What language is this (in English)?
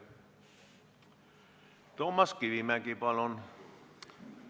Estonian